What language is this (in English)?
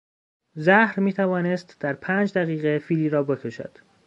Persian